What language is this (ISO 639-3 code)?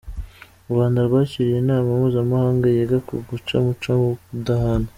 kin